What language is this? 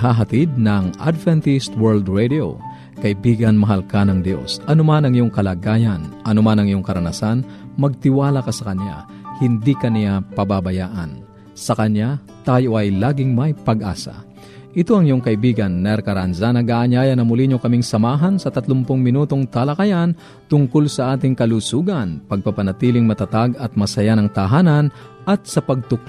Filipino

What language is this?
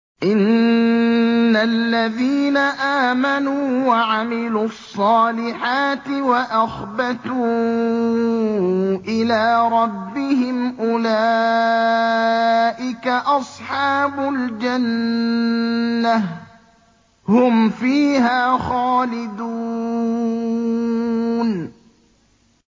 Arabic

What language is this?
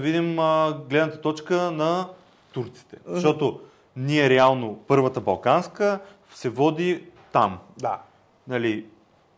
Bulgarian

